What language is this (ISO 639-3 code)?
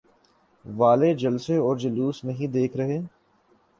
urd